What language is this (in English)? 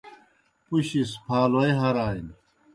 Kohistani Shina